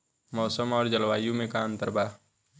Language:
Bhojpuri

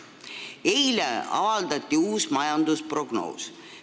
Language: Estonian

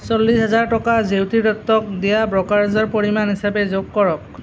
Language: Assamese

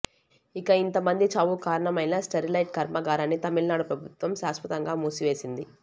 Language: Telugu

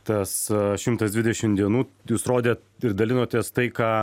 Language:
Lithuanian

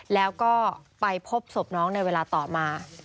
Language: Thai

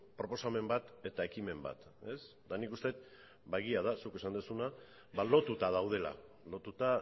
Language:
Basque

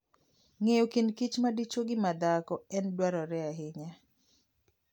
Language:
Luo (Kenya and Tanzania)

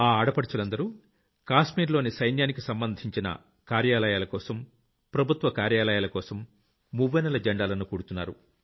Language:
Telugu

